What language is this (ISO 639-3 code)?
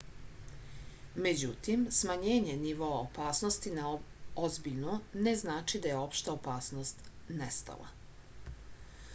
srp